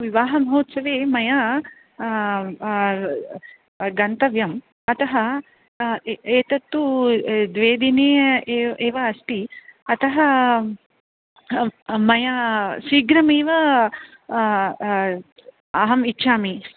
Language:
Sanskrit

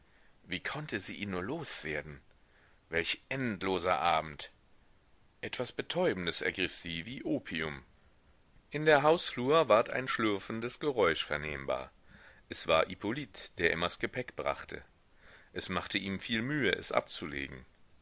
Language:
German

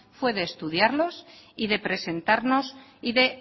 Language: Spanish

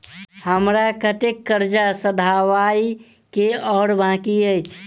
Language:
Maithili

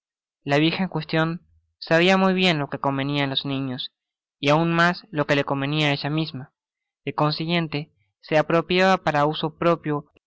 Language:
Spanish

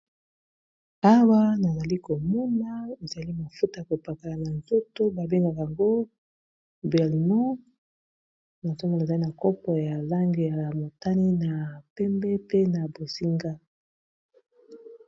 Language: Lingala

